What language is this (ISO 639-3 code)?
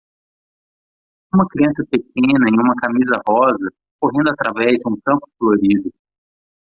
por